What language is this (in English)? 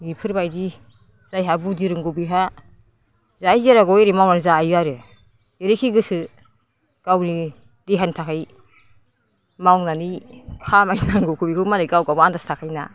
Bodo